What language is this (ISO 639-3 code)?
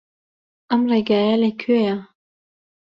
ckb